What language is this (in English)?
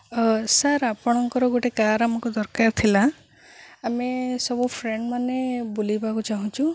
Odia